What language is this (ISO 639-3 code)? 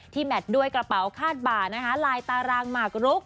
tha